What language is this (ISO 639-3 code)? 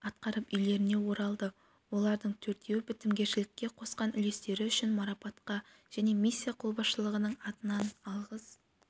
kaz